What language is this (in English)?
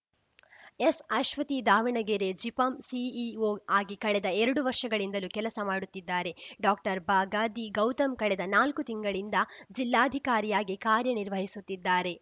Kannada